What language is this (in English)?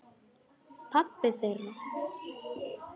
Icelandic